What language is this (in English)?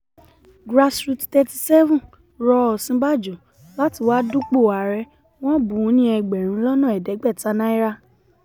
Yoruba